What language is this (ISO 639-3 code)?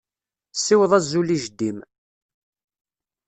kab